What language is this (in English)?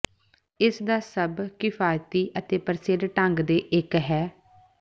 Punjabi